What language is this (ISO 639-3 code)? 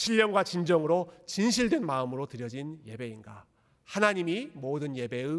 kor